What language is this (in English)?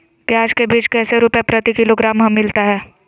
Magahi